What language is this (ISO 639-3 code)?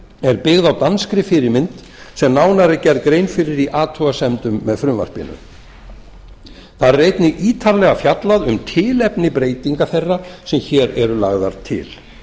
isl